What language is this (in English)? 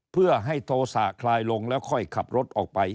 Thai